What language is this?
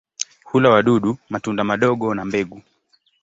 Swahili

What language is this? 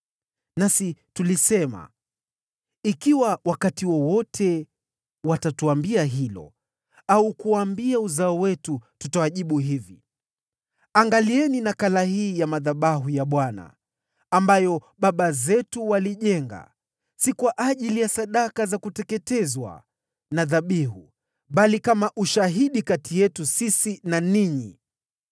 Swahili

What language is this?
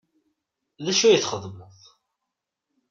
Kabyle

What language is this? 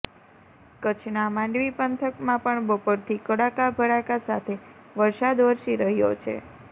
Gujarati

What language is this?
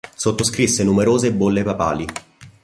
Italian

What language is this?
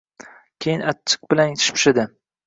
Uzbek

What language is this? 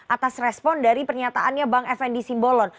Indonesian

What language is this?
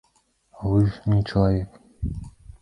Belarusian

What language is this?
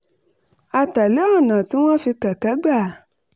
Yoruba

